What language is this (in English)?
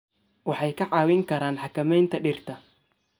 Somali